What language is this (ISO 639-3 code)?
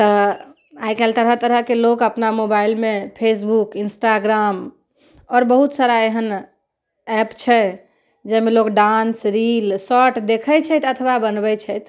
mai